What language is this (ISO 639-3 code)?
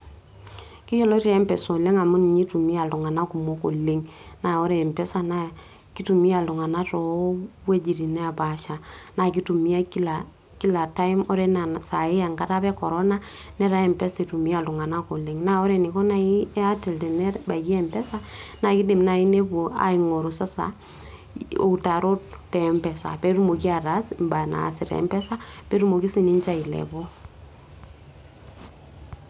mas